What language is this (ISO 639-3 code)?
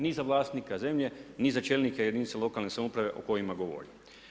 hrv